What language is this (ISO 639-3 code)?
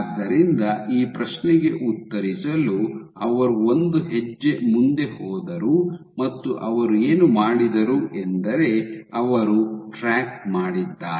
kan